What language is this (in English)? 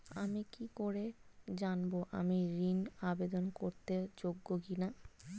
Bangla